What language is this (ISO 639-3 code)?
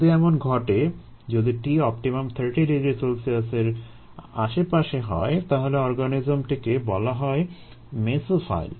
ben